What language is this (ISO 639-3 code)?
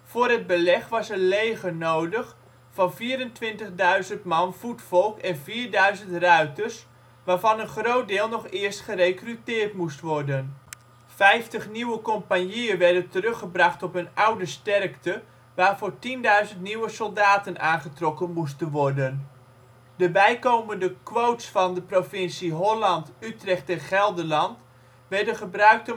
nld